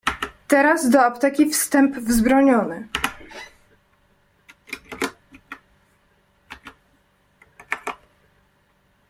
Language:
Polish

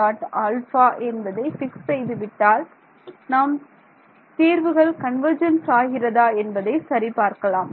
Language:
Tamil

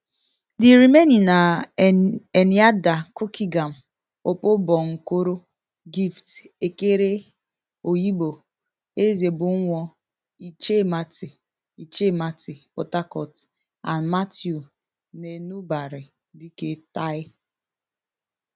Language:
Nigerian Pidgin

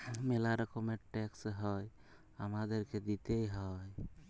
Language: Bangla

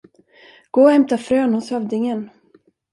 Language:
Swedish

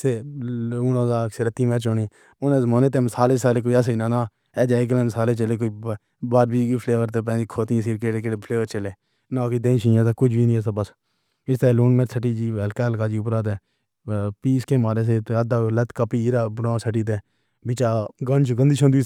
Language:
Pahari-Potwari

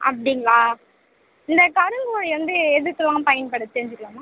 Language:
Tamil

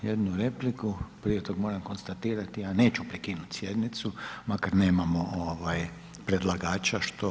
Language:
Croatian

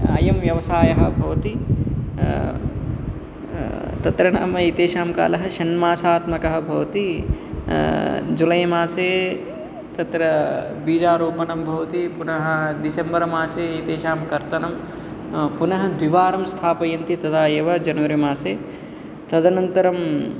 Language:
Sanskrit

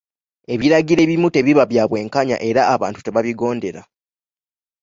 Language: Ganda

